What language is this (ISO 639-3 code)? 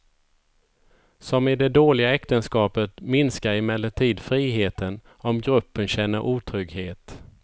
swe